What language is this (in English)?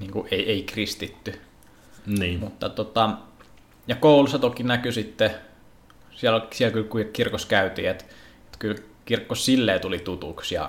Finnish